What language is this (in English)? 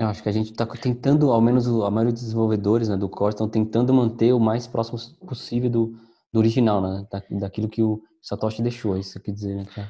Portuguese